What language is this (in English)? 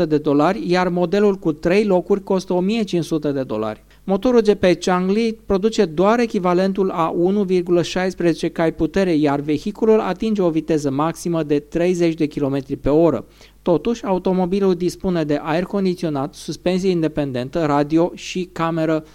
Romanian